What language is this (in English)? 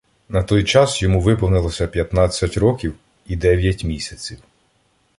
Ukrainian